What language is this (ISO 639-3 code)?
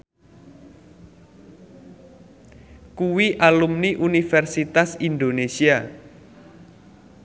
jav